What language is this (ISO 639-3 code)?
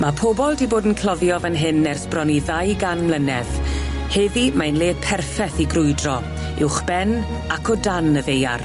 cym